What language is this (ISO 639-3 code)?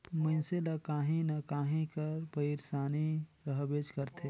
hne